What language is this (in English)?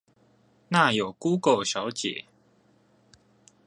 Chinese